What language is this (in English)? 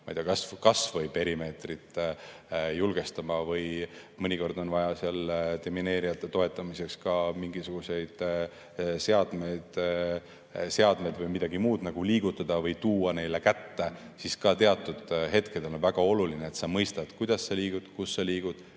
Estonian